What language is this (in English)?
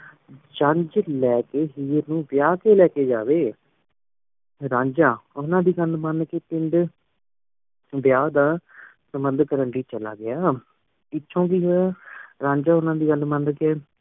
Punjabi